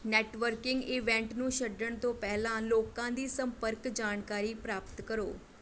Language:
Punjabi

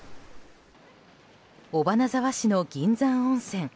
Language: Japanese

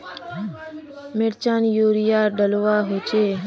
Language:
Magahi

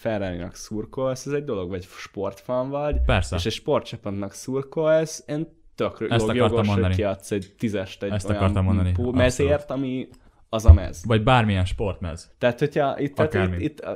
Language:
Hungarian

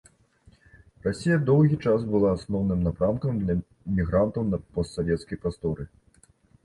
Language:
Belarusian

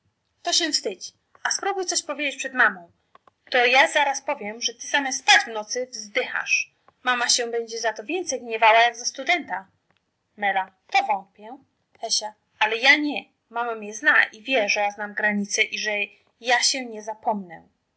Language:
Polish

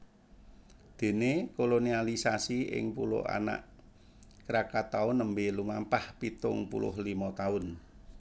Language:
Javanese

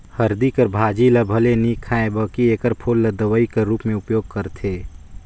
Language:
Chhattisgarhi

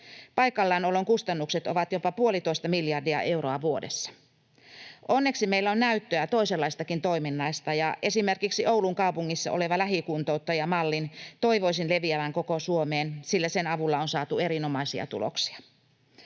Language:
Finnish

